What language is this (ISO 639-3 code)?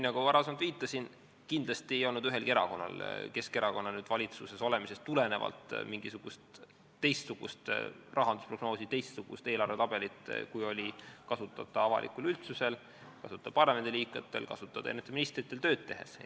est